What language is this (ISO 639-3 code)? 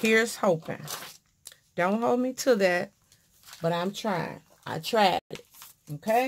eng